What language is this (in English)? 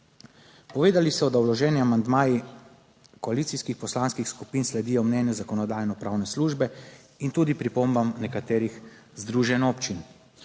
Slovenian